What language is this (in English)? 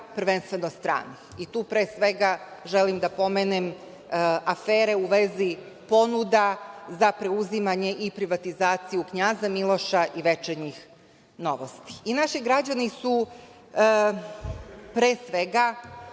Serbian